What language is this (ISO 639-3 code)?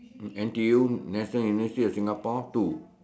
eng